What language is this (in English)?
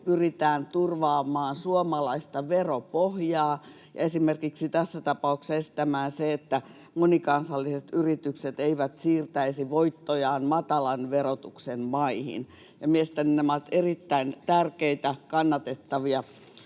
Finnish